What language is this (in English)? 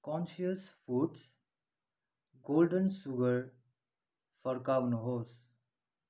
Nepali